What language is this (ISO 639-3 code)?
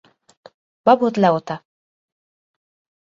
hun